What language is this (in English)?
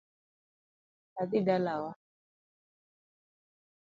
Luo (Kenya and Tanzania)